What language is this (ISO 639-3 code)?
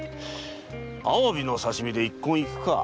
jpn